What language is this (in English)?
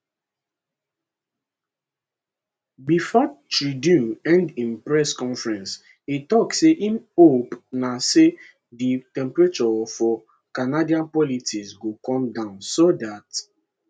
Nigerian Pidgin